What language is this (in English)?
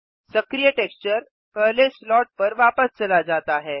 Hindi